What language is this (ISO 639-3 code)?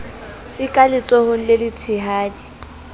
sot